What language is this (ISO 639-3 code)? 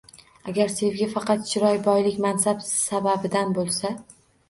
uzb